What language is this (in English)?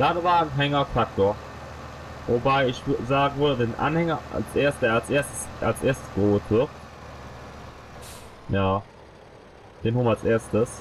German